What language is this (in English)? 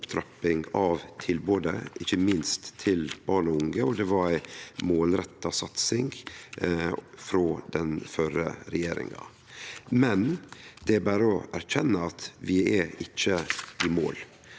Norwegian